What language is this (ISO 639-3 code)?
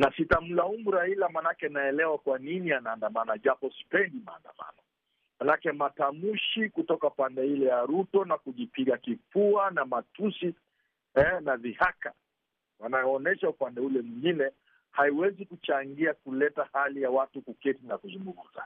swa